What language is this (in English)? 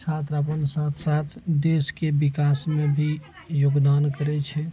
Maithili